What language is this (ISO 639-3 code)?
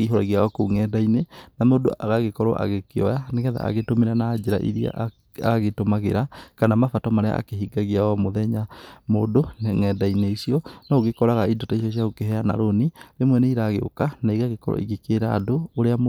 kik